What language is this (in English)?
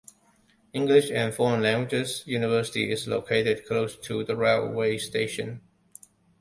English